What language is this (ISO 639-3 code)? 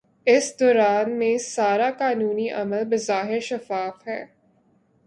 urd